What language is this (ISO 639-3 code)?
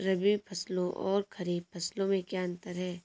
hin